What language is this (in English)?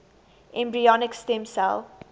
English